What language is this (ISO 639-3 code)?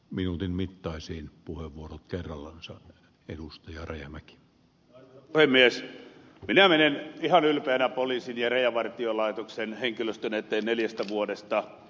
fin